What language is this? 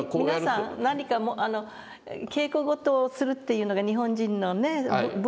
Japanese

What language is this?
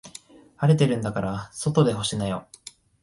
Japanese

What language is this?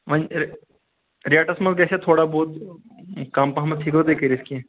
Kashmiri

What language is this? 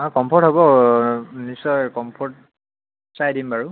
Assamese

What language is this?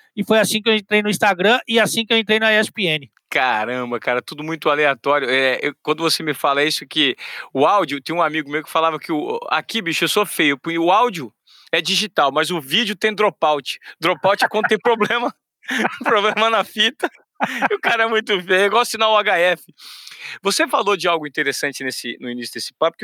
Portuguese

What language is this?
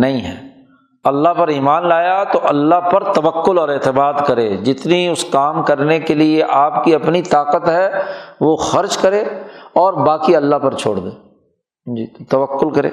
Urdu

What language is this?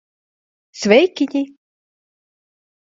Latvian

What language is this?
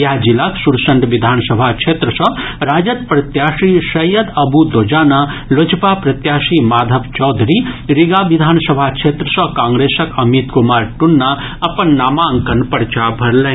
Maithili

